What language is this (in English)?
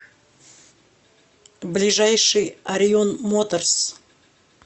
Russian